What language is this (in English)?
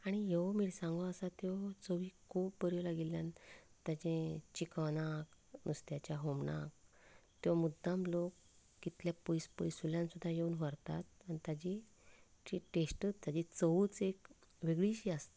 Konkani